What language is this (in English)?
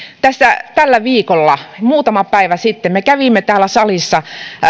Finnish